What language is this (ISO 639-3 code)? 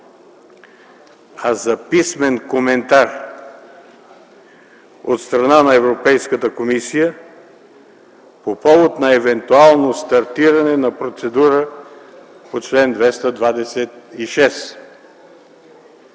bul